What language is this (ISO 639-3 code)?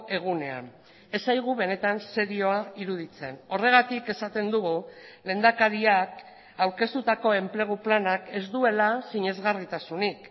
eus